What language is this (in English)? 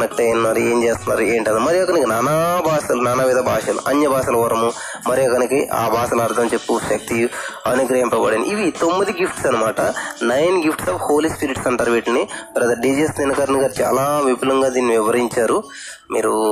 Telugu